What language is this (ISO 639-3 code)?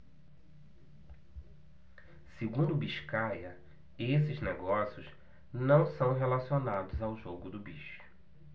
por